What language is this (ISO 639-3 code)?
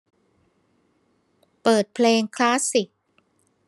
tha